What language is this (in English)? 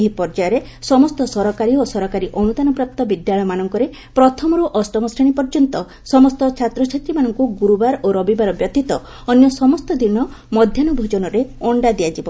Odia